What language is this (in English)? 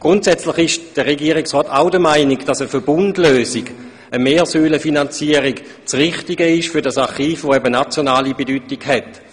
Swiss German